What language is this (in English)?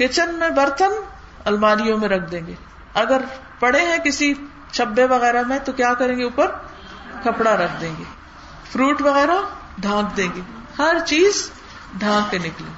Urdu